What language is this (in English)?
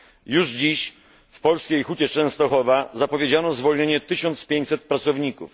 Polish